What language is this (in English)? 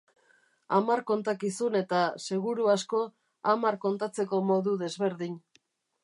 Basque